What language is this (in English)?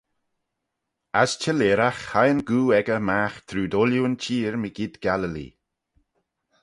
Manx